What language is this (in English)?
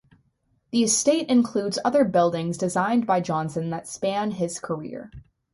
English